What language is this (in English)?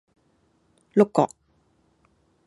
Cantonese